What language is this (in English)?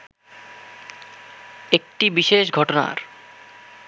Bangla